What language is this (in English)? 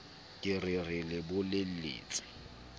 Southern Sotho